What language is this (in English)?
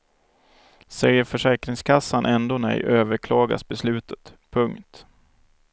Swedish